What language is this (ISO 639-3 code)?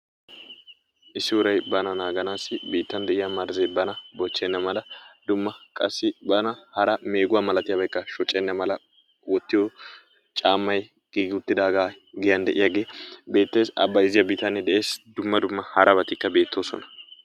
wal